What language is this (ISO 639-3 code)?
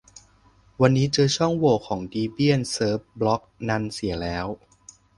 tha